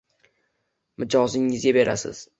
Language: Uzbek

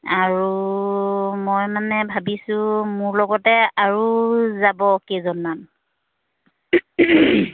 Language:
Assamese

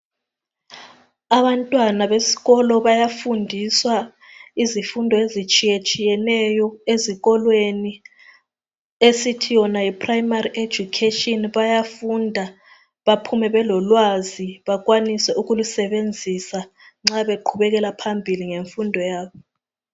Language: North Ndebele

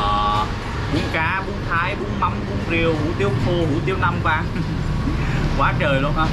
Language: Vietnamese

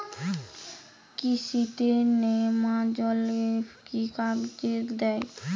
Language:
Bangla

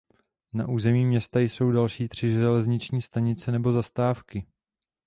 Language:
Czech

